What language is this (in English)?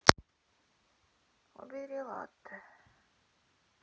Russian